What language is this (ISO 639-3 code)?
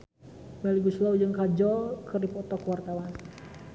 sun